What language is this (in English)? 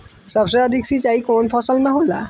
Bhojpuri